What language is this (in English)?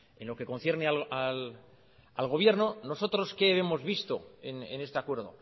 Spanish